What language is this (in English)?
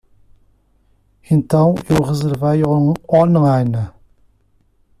Portuguese